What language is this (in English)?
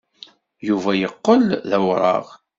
Kabyle